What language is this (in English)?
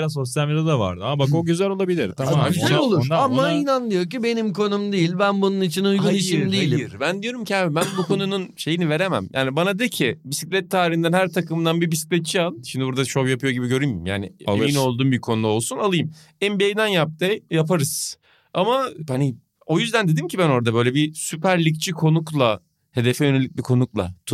Turkish